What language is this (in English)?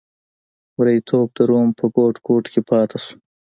Pashto